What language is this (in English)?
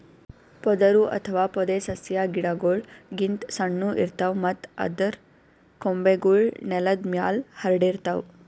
Kannada